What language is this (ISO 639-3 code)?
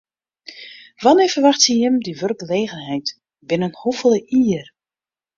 fry